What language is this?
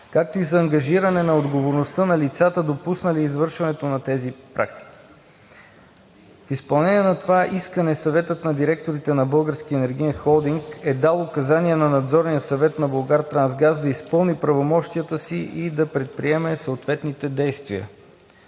Bulgarian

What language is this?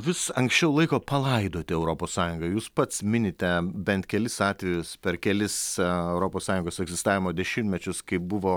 Lithuanian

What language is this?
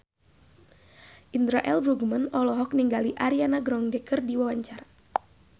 Sundanese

